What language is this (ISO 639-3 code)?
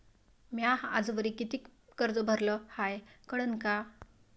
mar